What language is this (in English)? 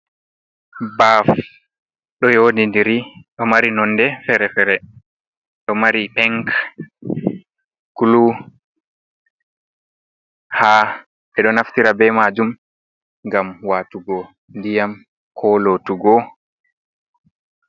Fula